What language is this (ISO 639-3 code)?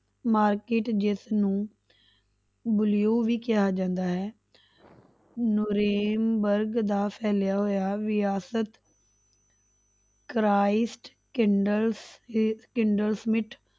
pan